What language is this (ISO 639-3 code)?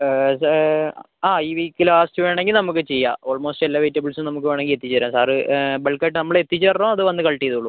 mal